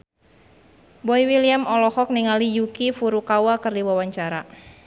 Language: Sundanese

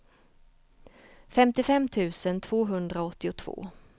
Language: Swedish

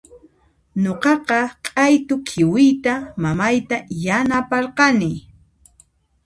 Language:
Puno Quechua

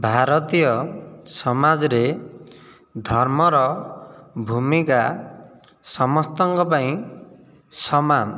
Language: Odia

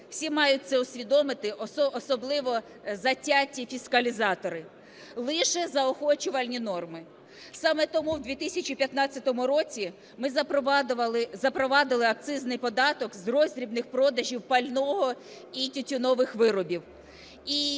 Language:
Ukrainian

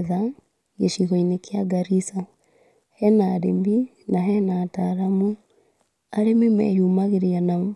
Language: Kikuyu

